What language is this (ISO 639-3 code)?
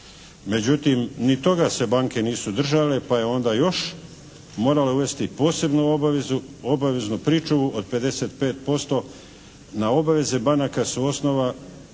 hrv